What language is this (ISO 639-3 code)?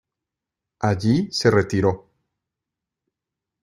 spa